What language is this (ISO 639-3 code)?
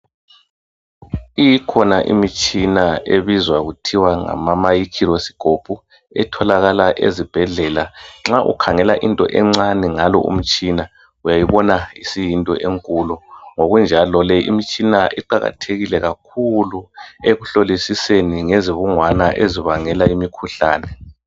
nde